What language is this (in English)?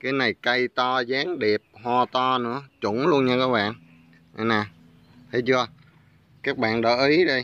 Vietnamese